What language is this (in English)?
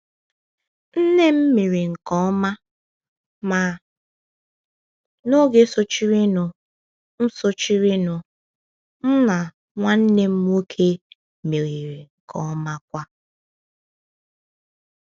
Igbo